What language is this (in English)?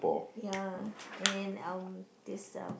English